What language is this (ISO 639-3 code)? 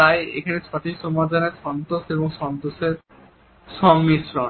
ben